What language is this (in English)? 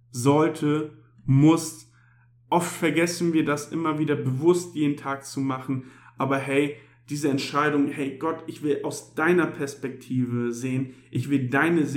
German